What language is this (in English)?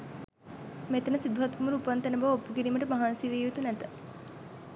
Sinhala